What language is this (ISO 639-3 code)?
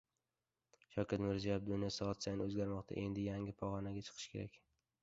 uzb